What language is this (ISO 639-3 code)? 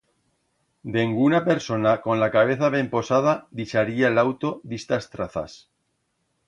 arg